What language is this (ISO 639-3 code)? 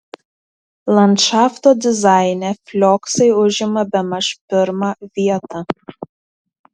lit